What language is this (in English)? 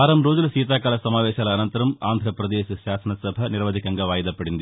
Telugu